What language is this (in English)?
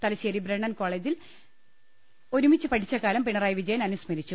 Malayalam